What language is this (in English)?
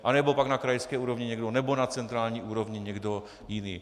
Czech